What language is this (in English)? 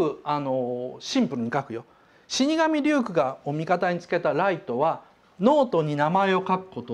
Japanese